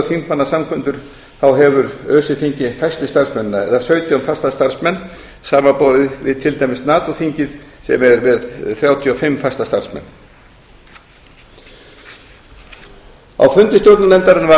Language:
Icelandic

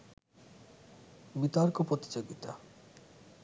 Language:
Bangla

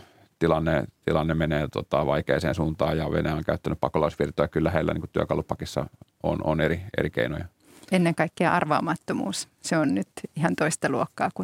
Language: Finnish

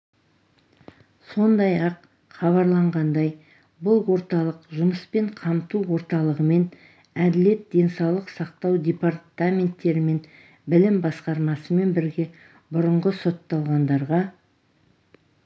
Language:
Kazakh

